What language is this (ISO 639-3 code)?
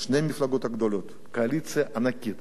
heb